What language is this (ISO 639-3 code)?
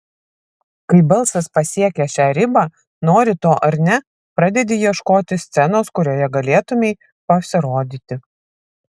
lit